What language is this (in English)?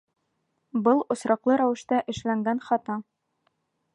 Bashkir